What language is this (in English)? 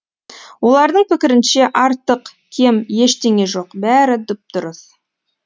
Kazakh